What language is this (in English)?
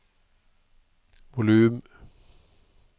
Norwegian